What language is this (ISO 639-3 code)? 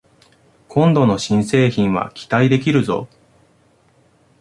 jpn